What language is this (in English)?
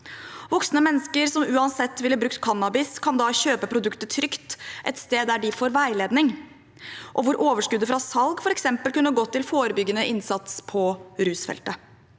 Norwegian